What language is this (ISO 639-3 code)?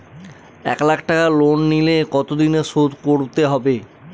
ben